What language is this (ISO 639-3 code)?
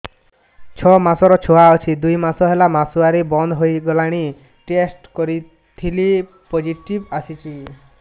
ori